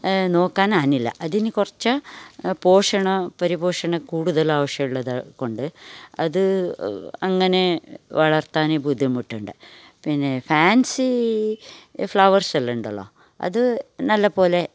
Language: Malayalam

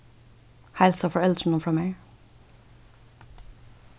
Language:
Faroese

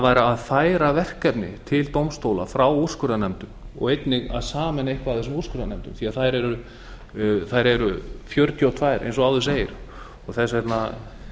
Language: Icelandic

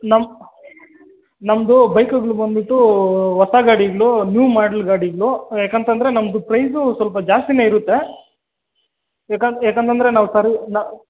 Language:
Kannada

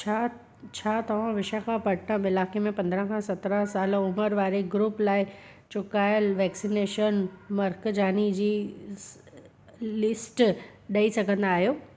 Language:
Sindhi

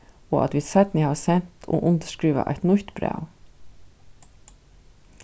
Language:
Faroese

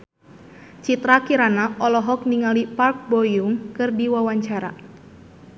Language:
Sundanese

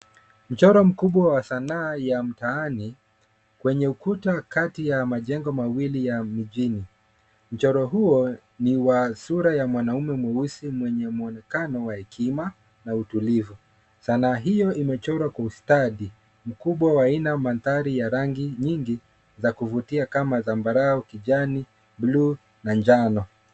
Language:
Swahili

